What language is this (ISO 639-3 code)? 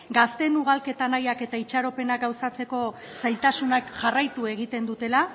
eus